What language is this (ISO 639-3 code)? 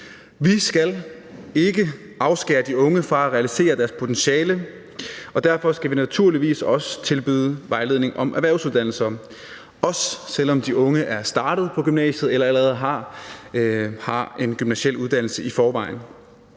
dan